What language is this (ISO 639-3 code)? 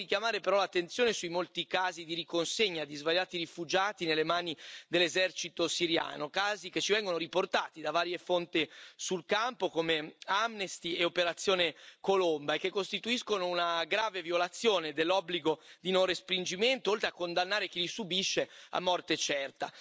ita